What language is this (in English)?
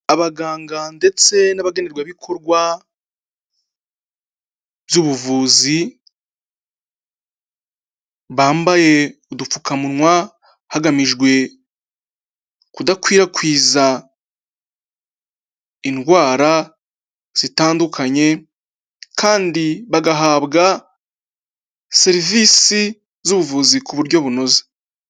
Kinyarwanda